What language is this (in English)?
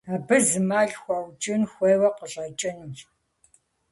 Kabardian